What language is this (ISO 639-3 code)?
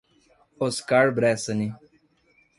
por